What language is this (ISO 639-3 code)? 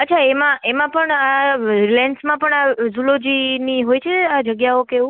guj